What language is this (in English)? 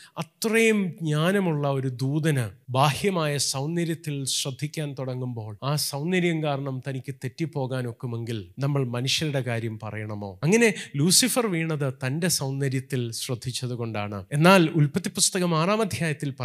Malayalam